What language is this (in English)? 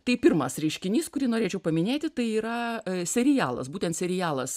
Lithuanian